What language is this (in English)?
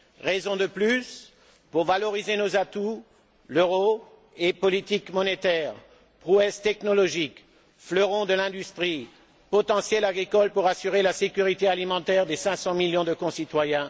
French